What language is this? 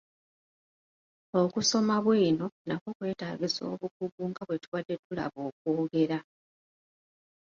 Ganda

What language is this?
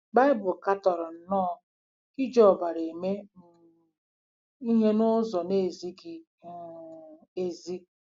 Igbo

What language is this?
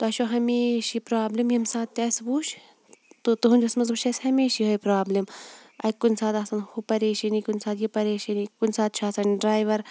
Kashmiri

